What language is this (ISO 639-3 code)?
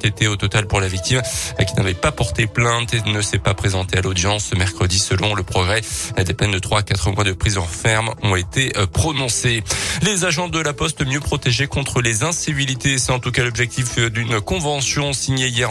fra